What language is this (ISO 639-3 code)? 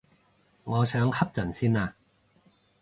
yue